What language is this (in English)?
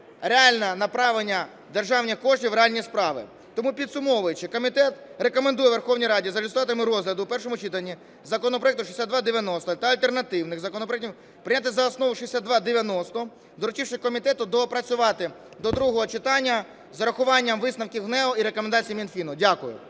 Ukrainian